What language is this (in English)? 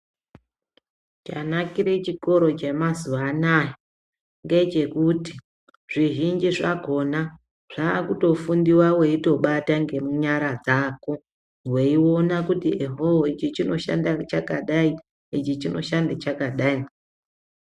Ndau